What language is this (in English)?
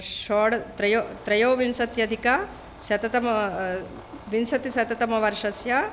Sanskrit